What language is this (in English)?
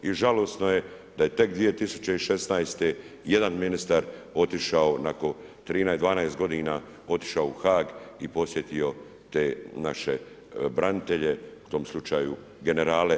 Croatian